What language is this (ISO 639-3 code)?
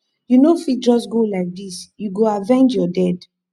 pcm